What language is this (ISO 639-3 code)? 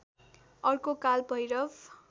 nep